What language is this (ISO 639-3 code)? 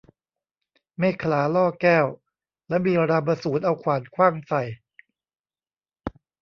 tha